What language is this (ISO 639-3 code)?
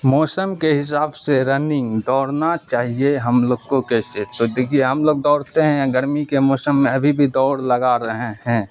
urd